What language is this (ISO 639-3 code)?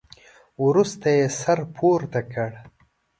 pus